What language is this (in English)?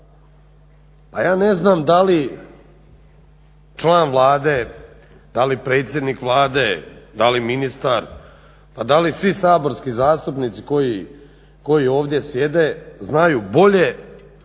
Croatian